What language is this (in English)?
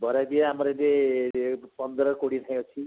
Odia